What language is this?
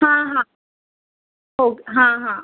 Marathi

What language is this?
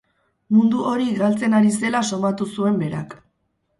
Basque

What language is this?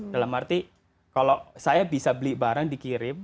Indonesian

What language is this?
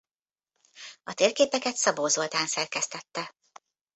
Hungarian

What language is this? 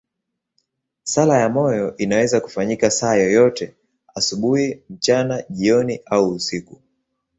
Swahili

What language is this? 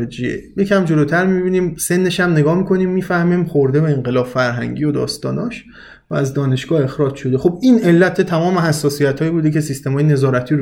Persian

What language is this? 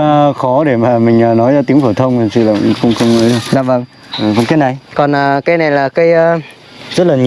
Vietnamese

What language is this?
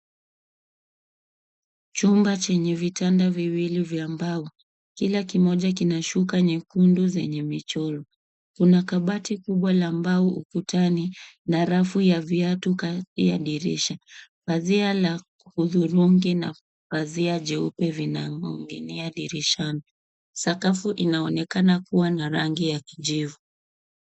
Swahili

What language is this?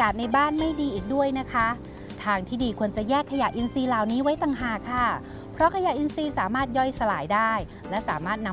Thai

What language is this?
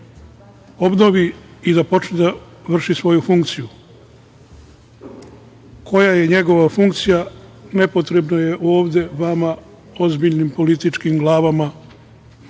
Serbian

